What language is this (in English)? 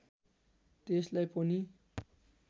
Nepali